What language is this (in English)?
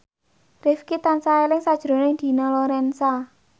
Javanese